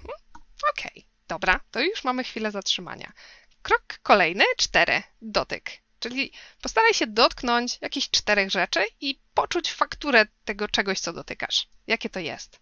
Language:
Polish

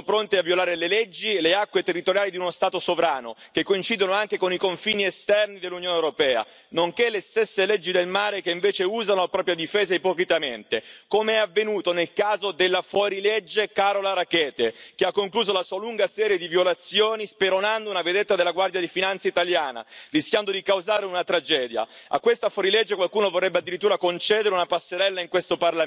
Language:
Italian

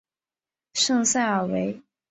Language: Chinese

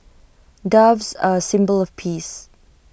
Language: English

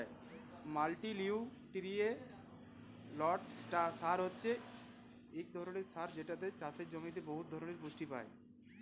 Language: Bangla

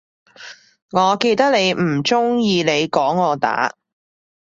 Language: Cantonese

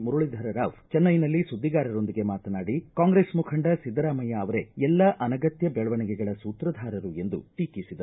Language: Kannada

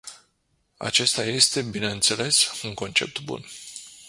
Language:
Romanian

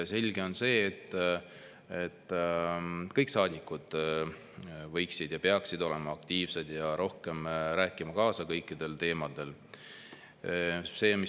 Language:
Estonian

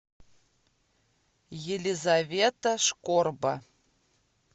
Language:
Russian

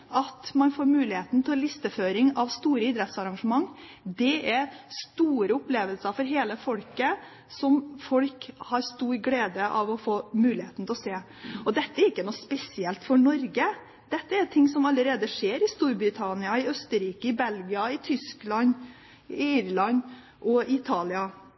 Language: Norwegian Bokmål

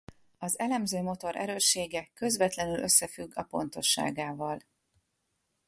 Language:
Hungarian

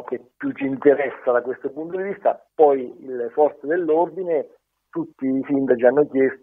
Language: Italian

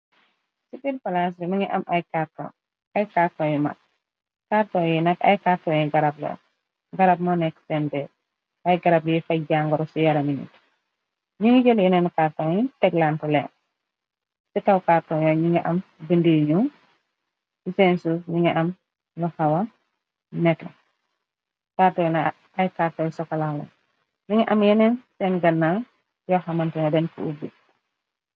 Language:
Wolof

